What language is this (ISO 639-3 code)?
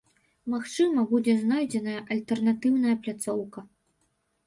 bel